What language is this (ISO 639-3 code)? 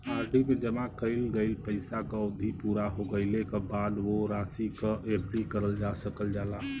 bho